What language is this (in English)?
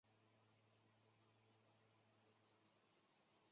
Chinese